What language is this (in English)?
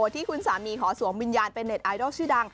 Thai